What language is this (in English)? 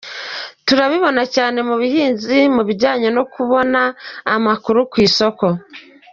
Kinyarwanda